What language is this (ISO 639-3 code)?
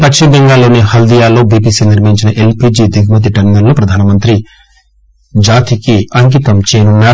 tel